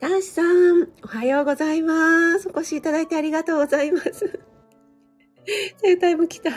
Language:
Japanese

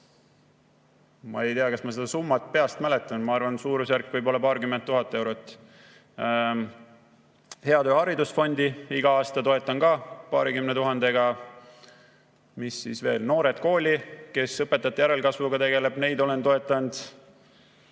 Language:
Estonian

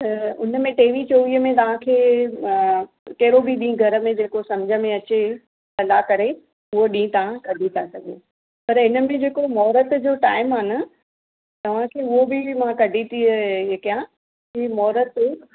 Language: Sindhi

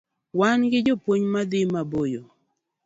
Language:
Luo (Kenya and Tanzania)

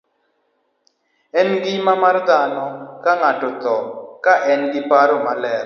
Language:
Luo (Kenya and Tanzania)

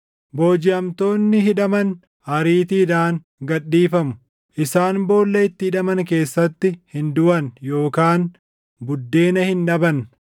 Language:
Oromo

